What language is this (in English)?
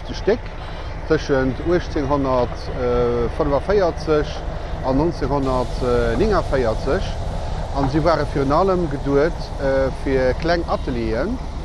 Dutch